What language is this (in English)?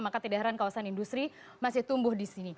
Indonesian